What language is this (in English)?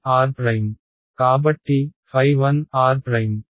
Telugu